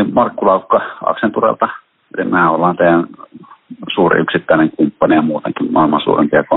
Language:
Finnish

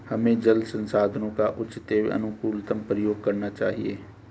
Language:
Hindi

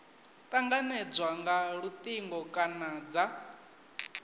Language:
Venda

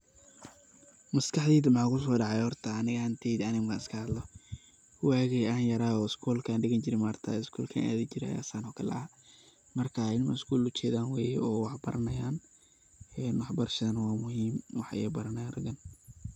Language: Somali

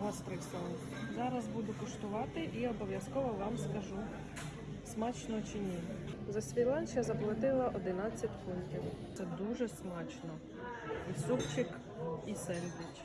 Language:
Ukrainian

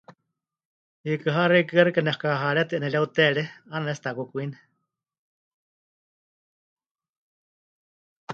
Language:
Huichol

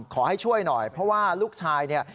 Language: Thai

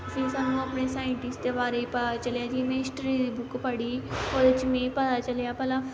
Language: Dogri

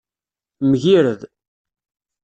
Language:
Kabyle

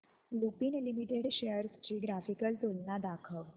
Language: Marathi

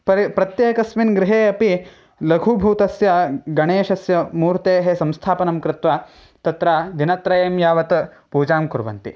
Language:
Sanskrit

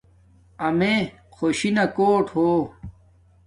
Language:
Domaaki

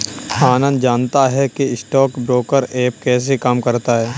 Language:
Hindi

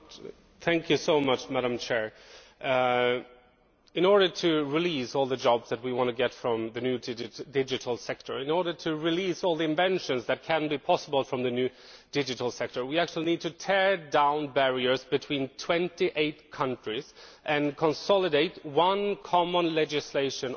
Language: English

